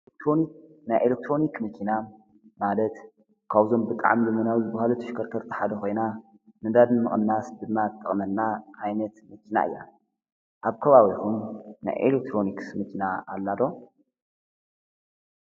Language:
Tigrinya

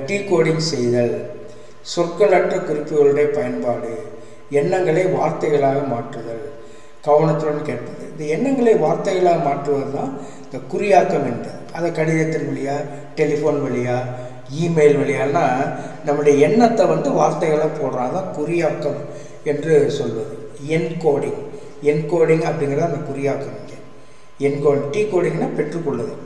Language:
Tamil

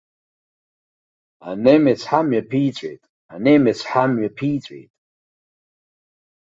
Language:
Abkhazian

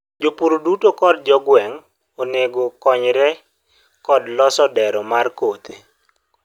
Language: Luo (Kenya and Tanzania)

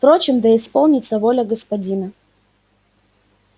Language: Russian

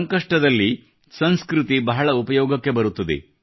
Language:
Kannada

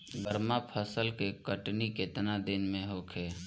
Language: Bhojpuri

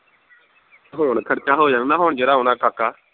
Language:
Punjabi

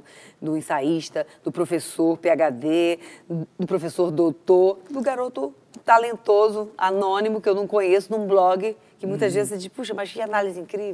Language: Portuguese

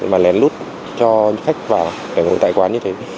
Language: Vietnamese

